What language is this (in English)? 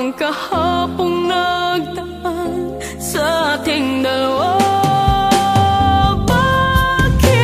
Thai